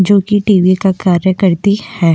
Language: Hindi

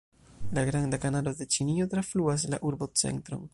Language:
Esperanto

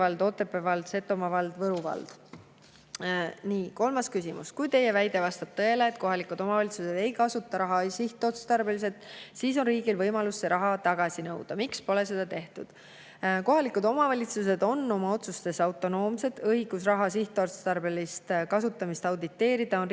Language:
Estonian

